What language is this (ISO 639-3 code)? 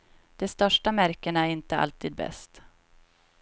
swe